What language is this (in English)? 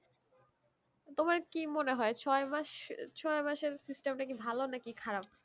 Bangla